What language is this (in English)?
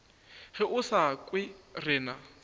Northern Sotho